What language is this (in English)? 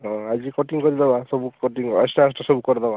Odia